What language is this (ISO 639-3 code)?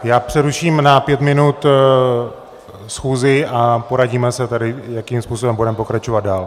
ces